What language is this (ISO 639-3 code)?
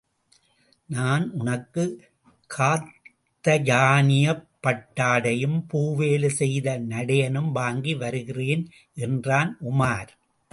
tam